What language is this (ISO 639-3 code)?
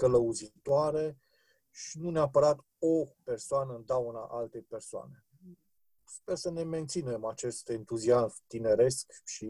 ron